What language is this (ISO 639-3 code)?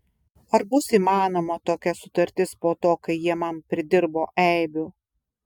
lit